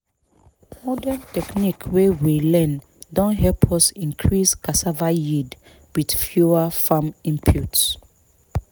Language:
Nigerian Pidgin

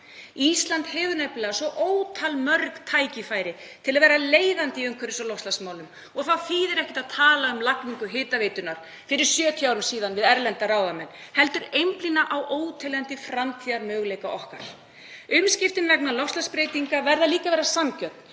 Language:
Icelandic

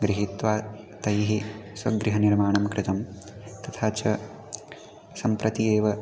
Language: Sanskrit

